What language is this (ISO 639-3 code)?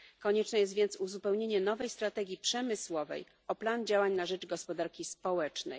pol